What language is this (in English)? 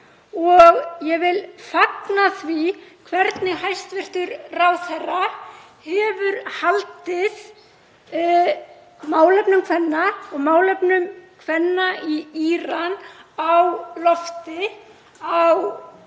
Icelandic